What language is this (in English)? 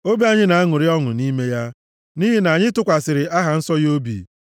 Igbo